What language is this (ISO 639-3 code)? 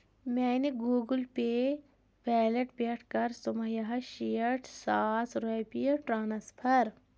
kas